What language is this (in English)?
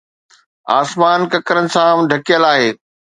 Sindhi